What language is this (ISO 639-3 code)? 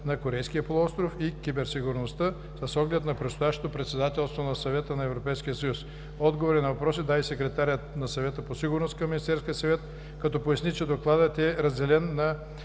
bul